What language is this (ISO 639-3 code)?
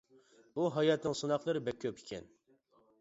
uig